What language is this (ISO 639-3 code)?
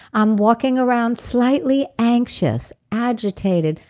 eng